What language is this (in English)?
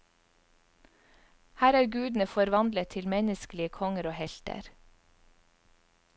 Norwegian